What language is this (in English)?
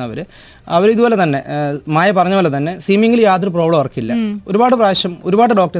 Malayalam